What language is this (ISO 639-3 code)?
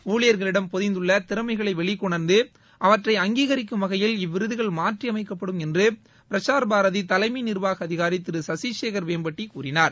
tam